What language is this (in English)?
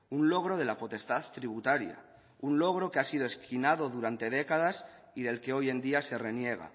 Spanish